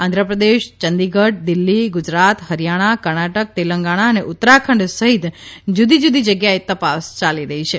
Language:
Gujarati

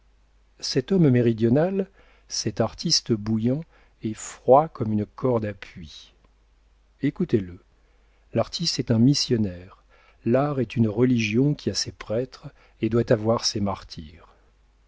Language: French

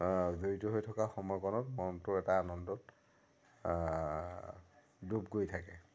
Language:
Assamese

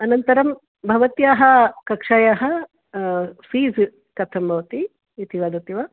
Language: Sanskrit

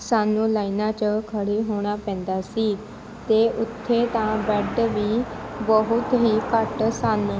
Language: Punjabi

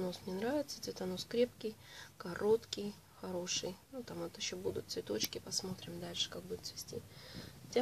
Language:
Russian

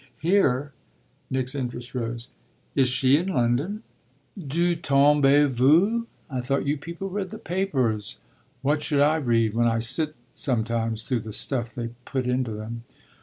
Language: English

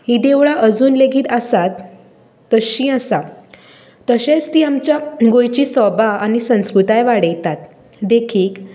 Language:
Konkani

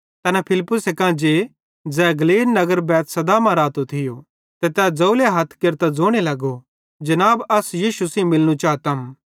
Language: Bhadrawahi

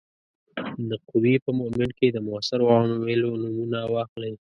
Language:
Pashto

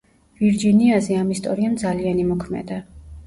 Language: Georgian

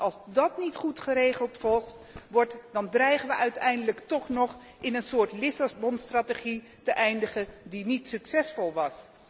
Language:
Dutch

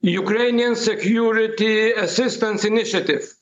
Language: Lithuanian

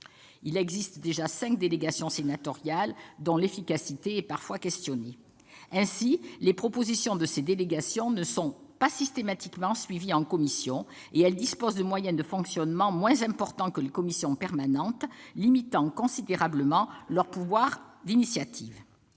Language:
French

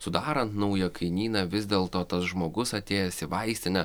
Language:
Lithuanian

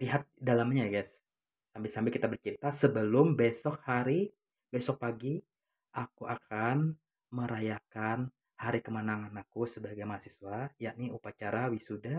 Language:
Indonesian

